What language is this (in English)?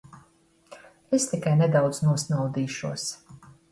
Latvian